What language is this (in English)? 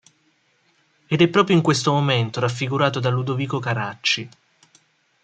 Italian